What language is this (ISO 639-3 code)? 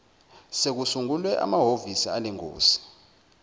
zul